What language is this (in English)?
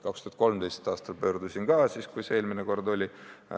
Estonian